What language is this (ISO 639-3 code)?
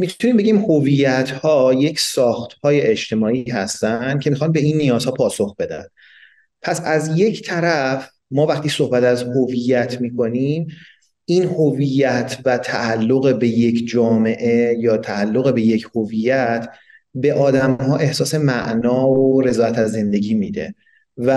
fas